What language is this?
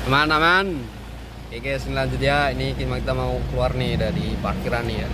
Indonesian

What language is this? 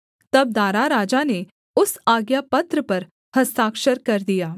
Hindi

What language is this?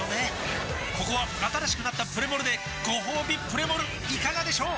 Japanese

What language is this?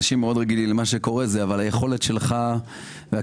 Hebrew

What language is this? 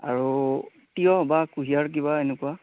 Assamese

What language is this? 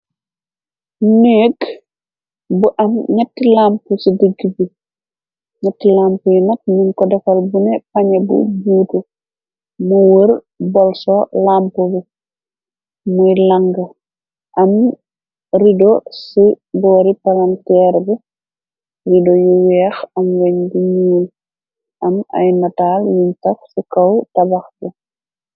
Wolof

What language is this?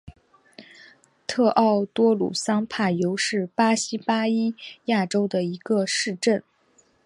Chinese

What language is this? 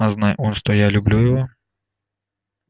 Russian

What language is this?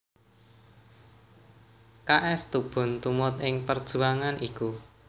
Javanese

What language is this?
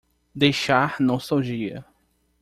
Portuguese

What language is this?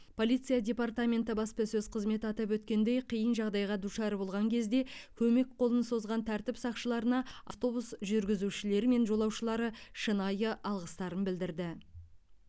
Kazakh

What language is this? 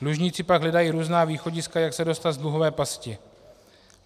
Czech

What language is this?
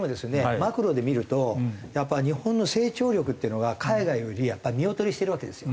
Japanese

